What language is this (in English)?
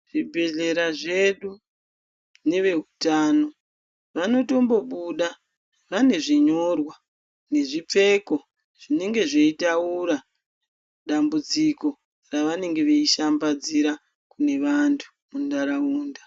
Ndau